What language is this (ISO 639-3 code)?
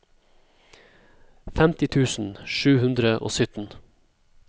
nor